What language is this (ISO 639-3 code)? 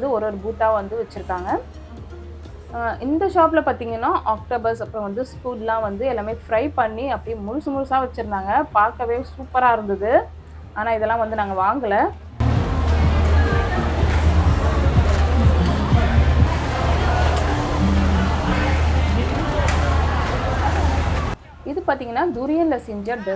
eng